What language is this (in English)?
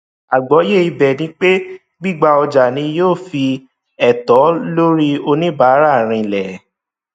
Yoruba